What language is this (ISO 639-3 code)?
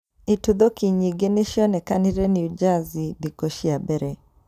kik